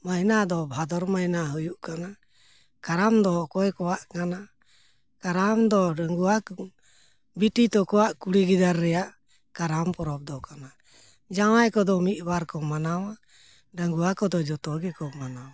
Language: Santali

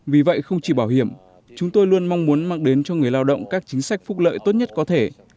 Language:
Vietnamese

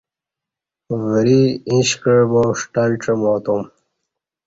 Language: Kati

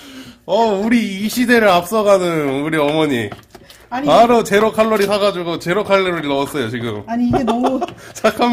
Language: Korean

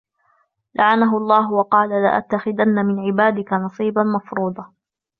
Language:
Arabic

